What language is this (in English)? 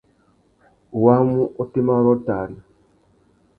Tuki